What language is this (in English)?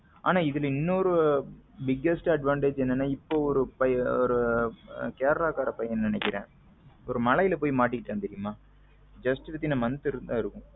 Tamil